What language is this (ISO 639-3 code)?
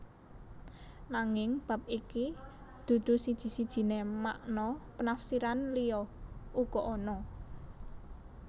jav